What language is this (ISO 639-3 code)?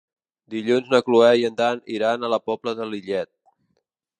cat